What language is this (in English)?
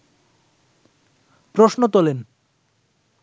Bangla